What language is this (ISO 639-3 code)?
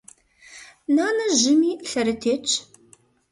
kbd